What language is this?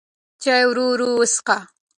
Pashto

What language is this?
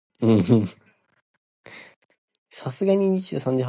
Chinese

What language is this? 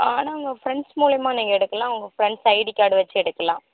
Tamil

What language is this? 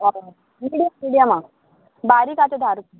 Konkani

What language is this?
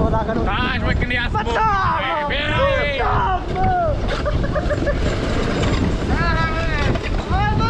Romanian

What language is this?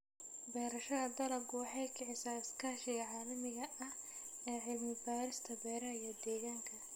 Somali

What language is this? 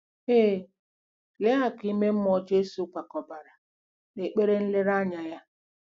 Igbo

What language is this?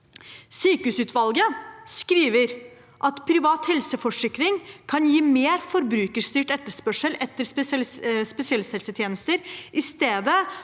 Norwegian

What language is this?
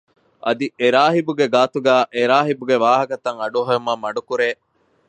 Divehi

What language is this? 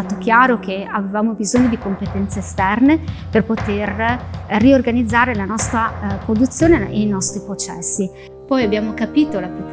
Italian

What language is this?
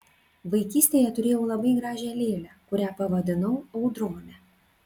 Lithuanian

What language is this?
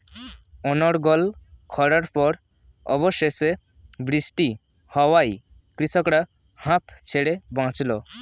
Bangla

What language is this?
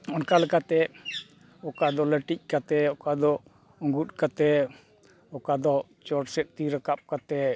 Santali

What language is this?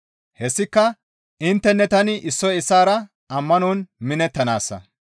Gamo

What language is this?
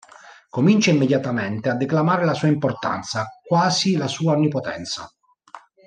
Italian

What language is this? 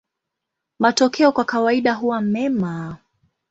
Swahili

